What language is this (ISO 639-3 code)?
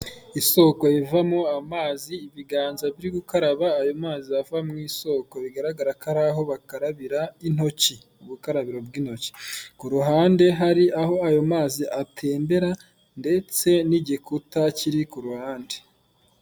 kin